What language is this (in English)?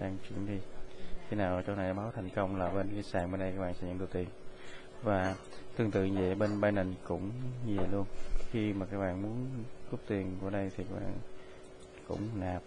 Vietnamese